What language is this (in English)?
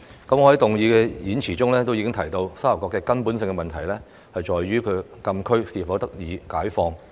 Cantonese